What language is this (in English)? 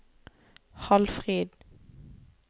Norwegian